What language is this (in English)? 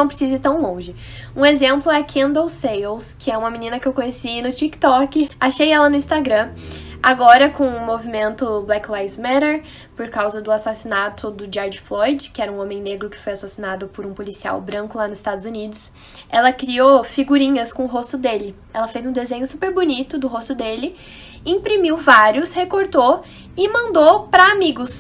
Portuguese